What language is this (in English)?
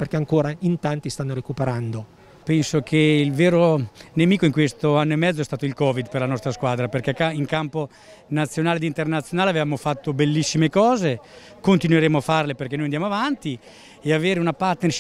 Italian